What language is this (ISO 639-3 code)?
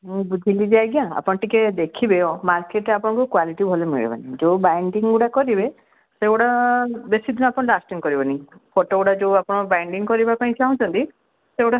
ori